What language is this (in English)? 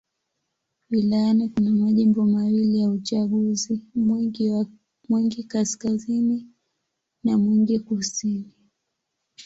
Swahili